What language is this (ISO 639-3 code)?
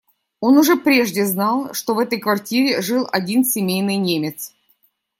rus